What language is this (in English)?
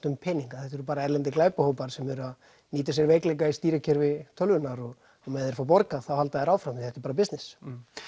Icelandic